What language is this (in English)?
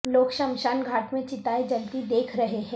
Urdu